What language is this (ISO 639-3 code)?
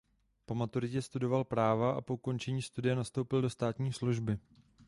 ces